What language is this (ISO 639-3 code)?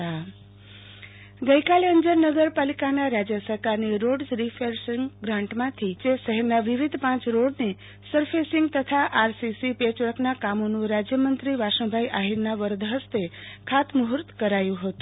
guj